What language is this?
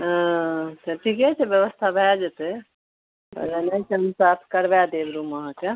Maithili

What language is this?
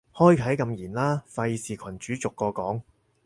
Cantonese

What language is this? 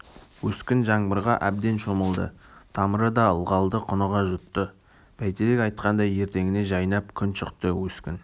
Kazakh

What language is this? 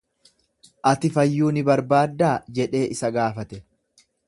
Oromo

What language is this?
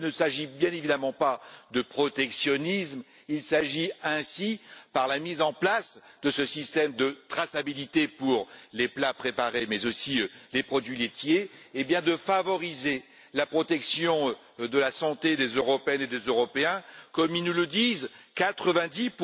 French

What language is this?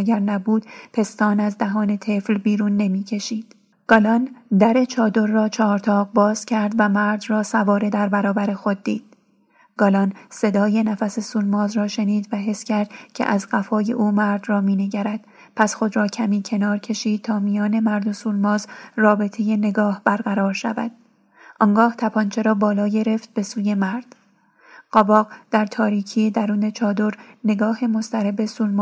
Persian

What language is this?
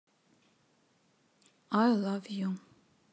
Russian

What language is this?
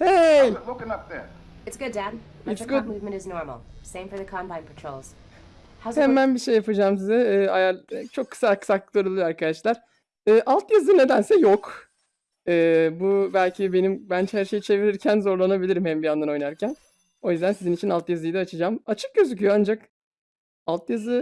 Turkish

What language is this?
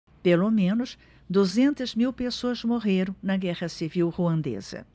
Portuguese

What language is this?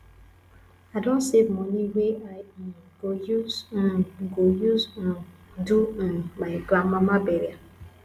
Nigerian Pidgin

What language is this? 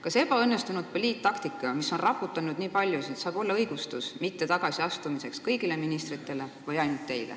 Estonian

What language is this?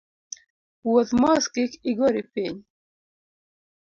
Luo (Kenya and Tanzania)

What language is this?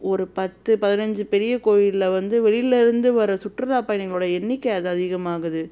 Tamil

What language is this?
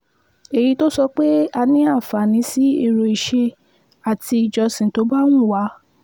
Yoruba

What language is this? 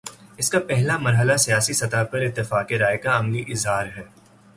Urdu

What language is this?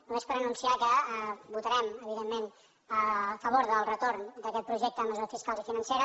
Catalan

